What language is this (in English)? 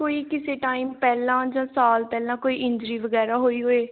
Punjabi